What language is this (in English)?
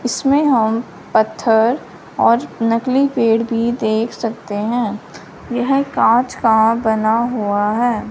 Hindi